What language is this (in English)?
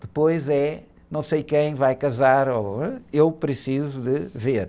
Portuguese